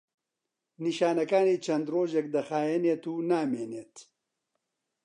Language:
Central Kurdish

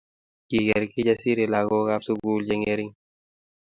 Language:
Kalenjin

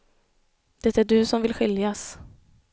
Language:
Swedish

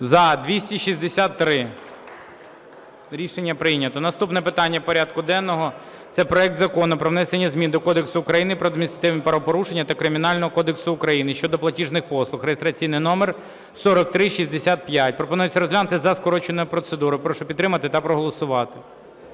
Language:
Ukrainian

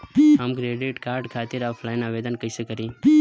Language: Bhojpuri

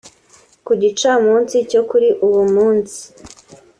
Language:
Kinyarwanda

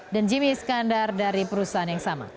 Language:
Indonesian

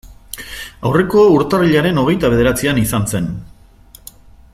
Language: Basque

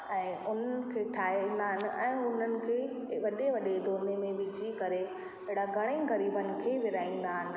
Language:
Sindhi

